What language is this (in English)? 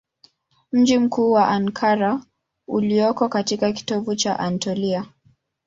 Swahili